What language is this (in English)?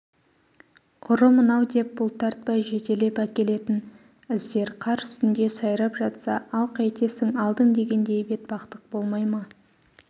Kazakh